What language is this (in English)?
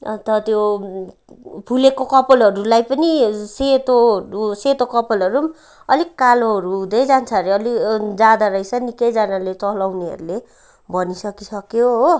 Nepali